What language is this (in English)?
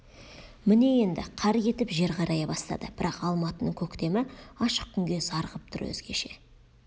Kazakh